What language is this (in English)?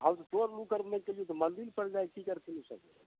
Maithili